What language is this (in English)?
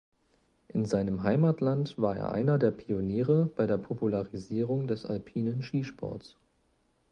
German